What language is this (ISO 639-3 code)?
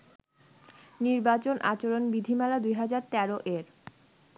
ben